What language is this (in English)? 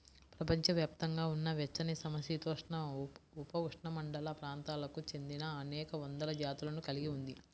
Telugu